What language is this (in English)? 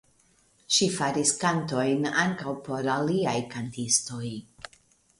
Esperanto